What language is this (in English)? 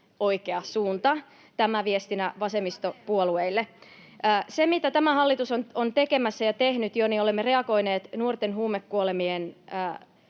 Finnish